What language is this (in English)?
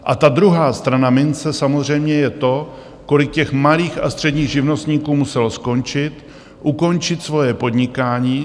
Czech